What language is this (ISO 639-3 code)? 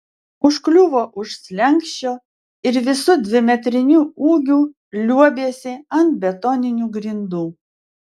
lit